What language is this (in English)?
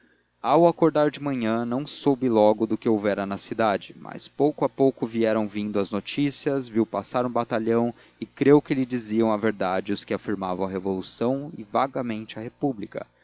Portuguese